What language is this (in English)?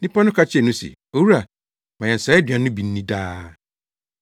Akan